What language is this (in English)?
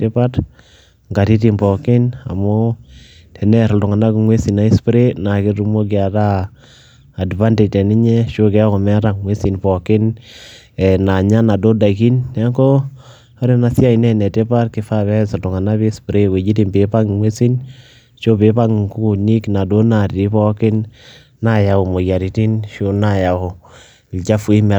Masai